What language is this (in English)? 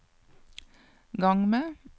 Norwegian